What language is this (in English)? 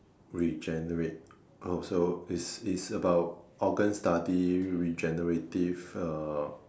English